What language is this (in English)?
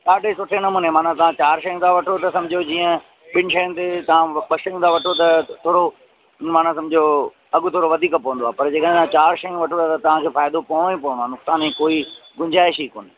Sindhi